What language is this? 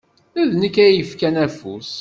Kabyle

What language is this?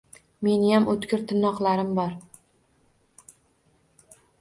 Uzbek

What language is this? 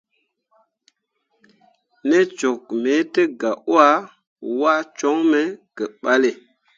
Mundang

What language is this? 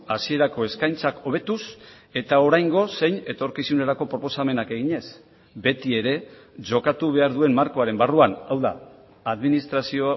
Basque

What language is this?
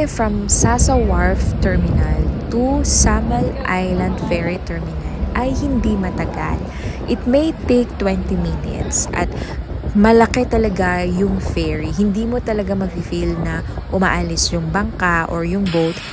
Filipino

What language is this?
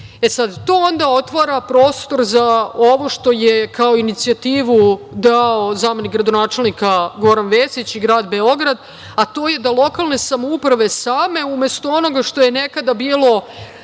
Serbian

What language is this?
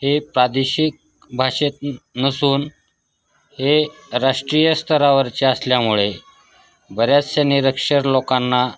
Marathi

